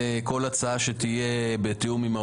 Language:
Hebrew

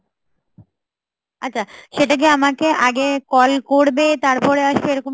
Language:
Bangla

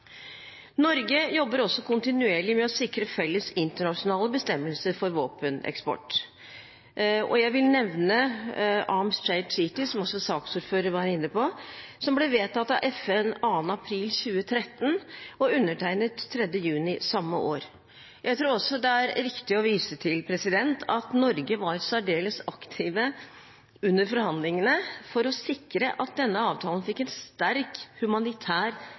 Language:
Norwegian Bokmål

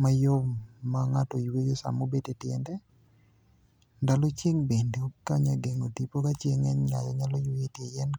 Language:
Luo (Kenya and Tanzania)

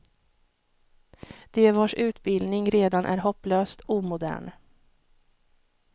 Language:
Swedish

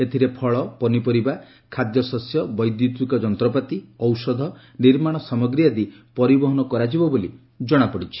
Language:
Odia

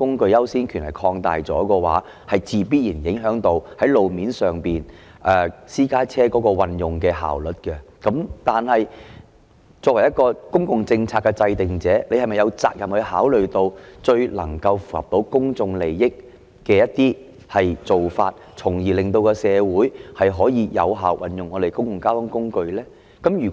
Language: Cantonese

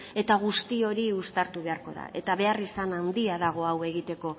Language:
Basque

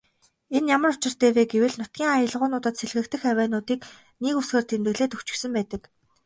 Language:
Mongolian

